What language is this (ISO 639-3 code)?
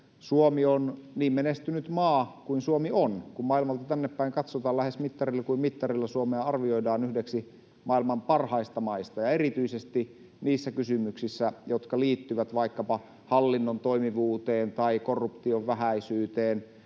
fin